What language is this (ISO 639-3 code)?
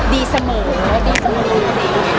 tha